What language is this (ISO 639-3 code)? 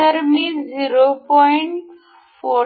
mar